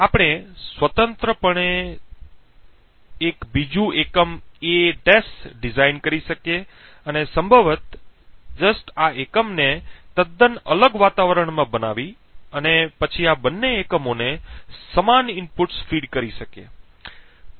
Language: Gujarati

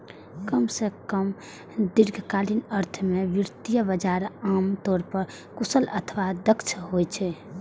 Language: Maithili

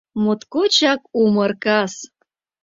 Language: Mari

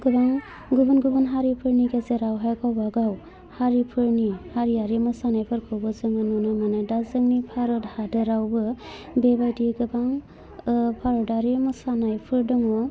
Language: Bodo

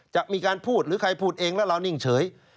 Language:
Thai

